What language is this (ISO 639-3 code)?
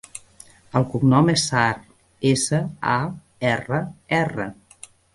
cat